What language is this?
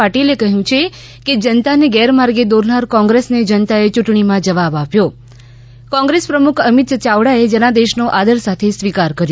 Gujarati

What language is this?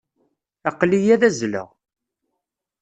Kabyle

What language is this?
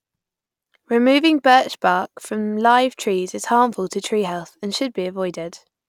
English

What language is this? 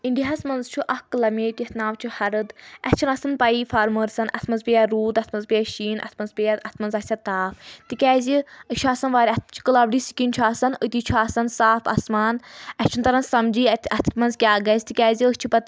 Kashmiri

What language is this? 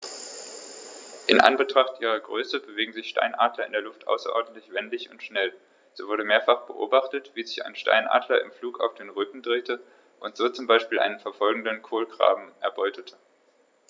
German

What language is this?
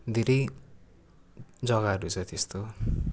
Nepali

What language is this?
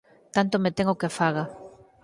Galician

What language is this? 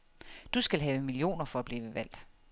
Danish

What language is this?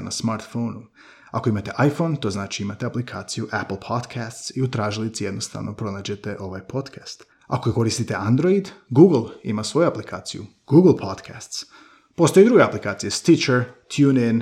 Croatian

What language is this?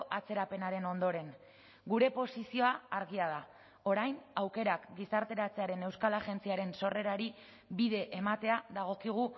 Basque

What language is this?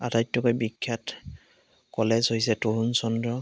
Assamese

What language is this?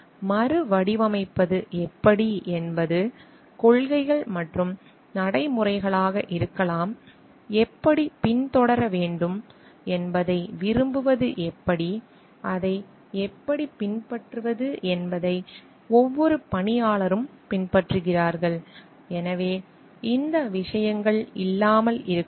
Tamil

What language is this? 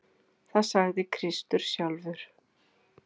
Icelandic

